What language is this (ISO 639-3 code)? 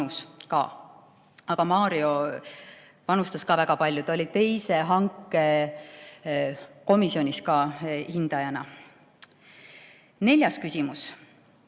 est